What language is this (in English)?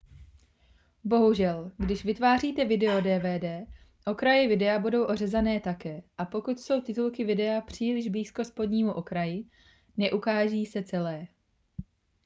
Czech